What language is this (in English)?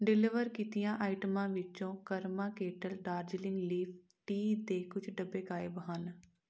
Punjabi